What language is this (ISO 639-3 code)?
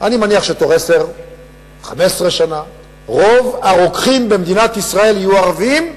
heb